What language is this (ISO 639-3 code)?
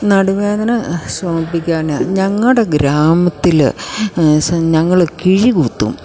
mal